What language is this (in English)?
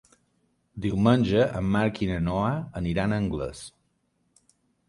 Catalan